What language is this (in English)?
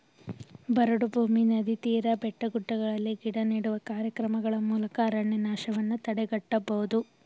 Kannada